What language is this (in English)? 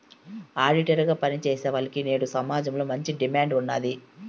Telugu